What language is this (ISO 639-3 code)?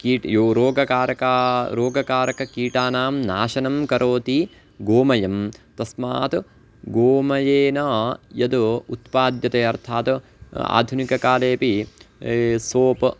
san